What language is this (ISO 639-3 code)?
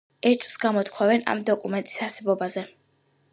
kat